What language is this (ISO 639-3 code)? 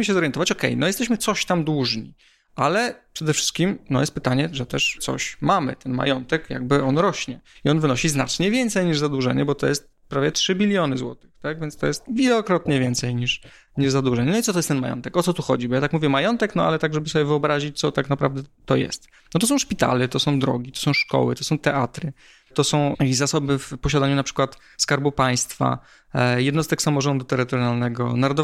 pol